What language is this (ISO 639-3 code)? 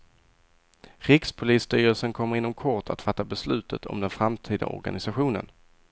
swe